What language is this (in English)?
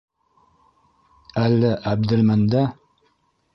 Bashkir